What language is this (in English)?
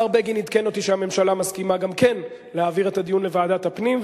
Hebrew